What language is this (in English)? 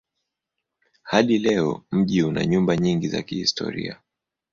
Swahili